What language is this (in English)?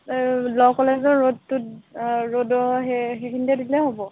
Assamese